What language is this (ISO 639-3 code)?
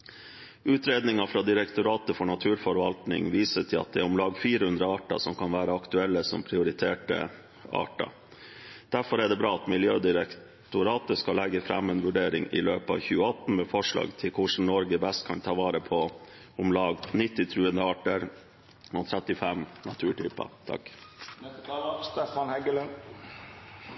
nob